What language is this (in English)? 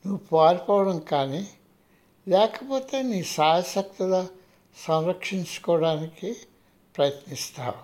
Telugu